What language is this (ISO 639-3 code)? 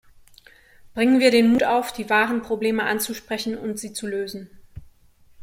deu